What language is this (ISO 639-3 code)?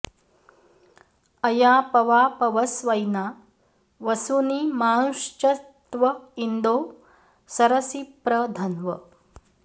san